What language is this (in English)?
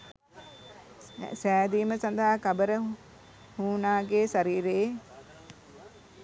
Sinhala